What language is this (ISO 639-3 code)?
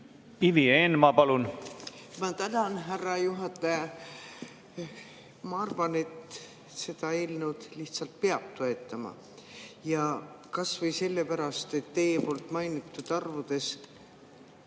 est